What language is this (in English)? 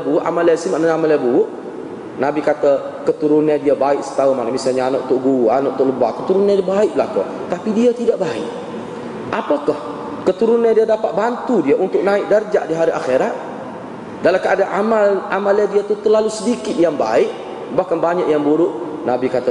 Malay